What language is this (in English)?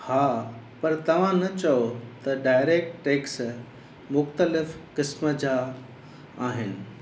Sindhi